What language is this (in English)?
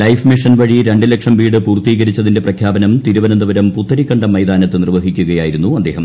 Malayalam